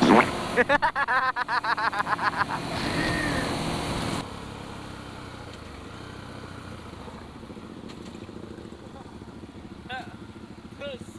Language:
Indonesian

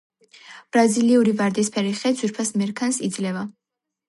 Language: Georgian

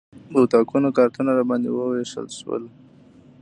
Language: Pashto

